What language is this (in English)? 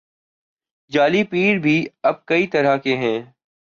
Urdu